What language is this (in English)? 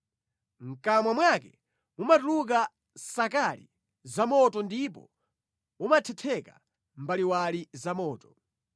Nyanja